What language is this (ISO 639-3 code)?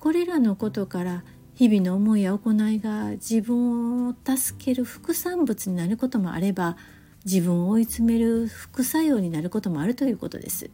jpn